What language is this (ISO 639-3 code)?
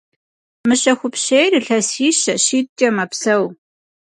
kbd